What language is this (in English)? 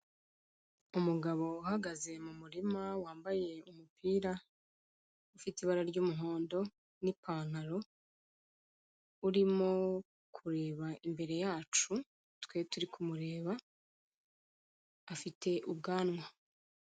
Kinyarwanda